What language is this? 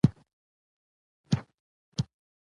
Pashto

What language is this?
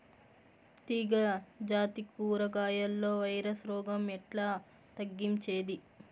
Telugu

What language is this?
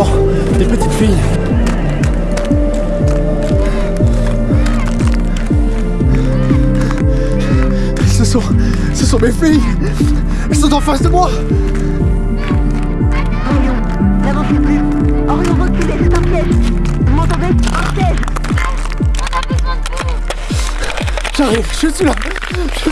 French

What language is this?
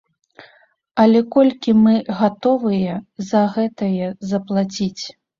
Belarusian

